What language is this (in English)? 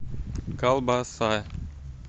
Russian